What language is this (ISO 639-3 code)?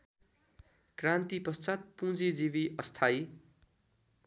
nep